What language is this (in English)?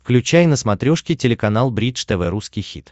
Russian